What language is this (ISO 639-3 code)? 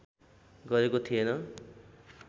nep